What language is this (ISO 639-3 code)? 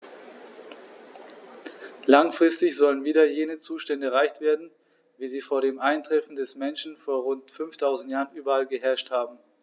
deu